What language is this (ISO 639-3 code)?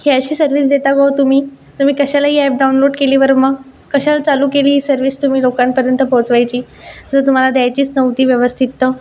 mar